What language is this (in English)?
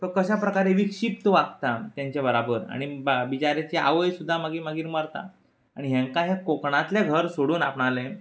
Konkani